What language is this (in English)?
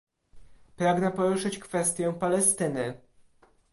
Polish